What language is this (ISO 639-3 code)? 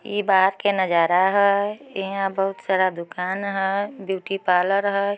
mag